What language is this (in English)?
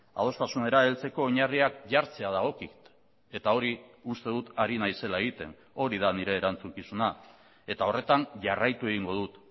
Basque